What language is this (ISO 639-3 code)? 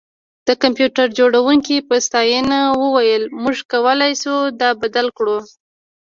pus